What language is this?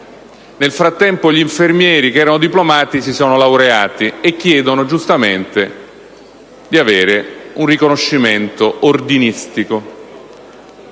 Italian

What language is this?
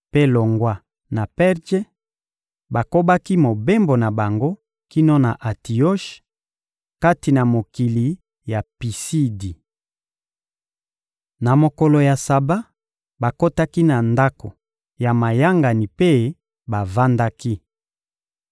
Lingala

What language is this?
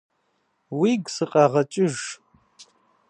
Kabardian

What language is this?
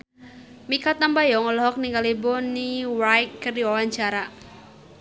Sundanese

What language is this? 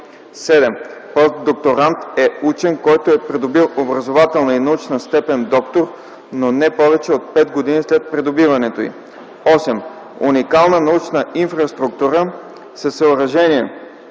Bulgarian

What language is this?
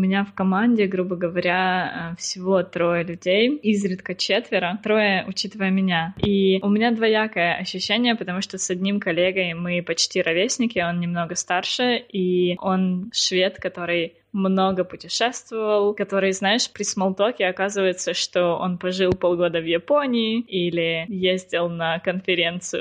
Russian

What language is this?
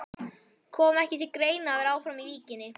Icelandic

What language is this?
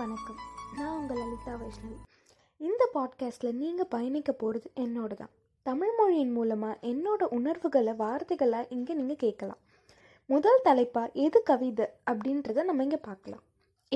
Tamil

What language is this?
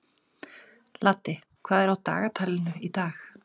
Icelandic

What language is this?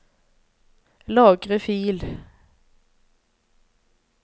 Norwegian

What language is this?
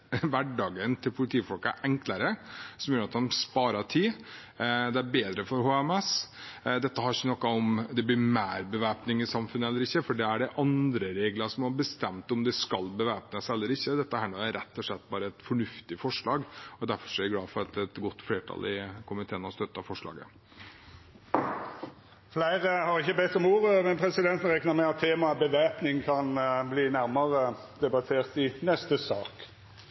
Norwegian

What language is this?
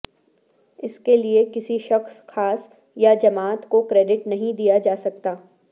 Urdu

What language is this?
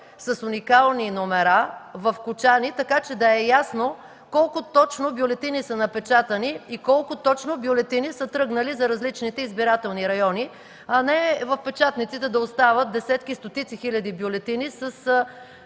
Bulgarian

